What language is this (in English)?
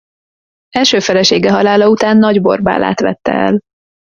Hungarian